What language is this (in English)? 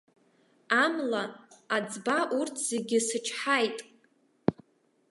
Abkhazian